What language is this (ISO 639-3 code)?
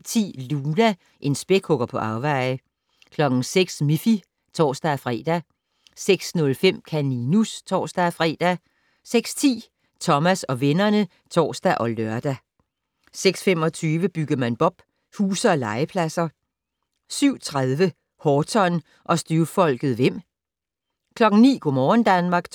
dan